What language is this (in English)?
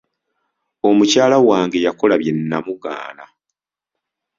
Ganda